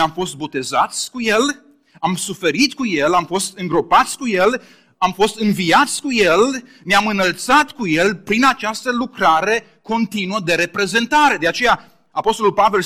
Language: Romanian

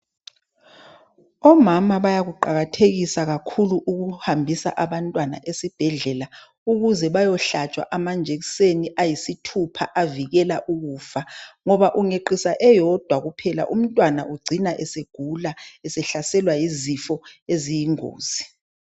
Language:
North Ndebele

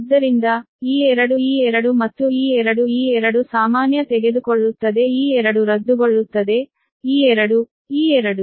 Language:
Kannada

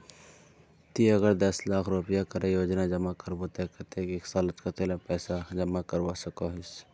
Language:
Magahi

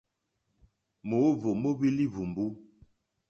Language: Mokpwe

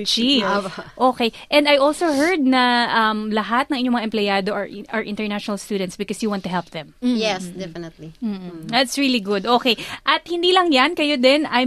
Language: Filipino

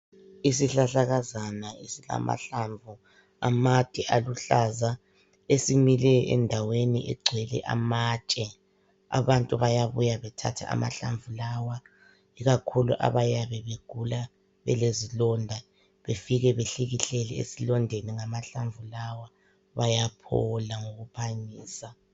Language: North Ndebele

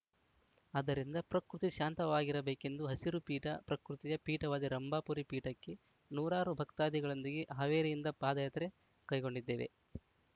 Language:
Kannada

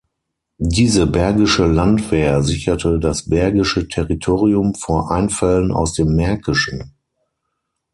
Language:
German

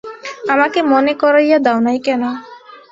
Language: Bangla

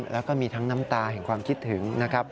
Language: Thai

